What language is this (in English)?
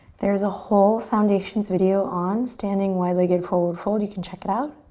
English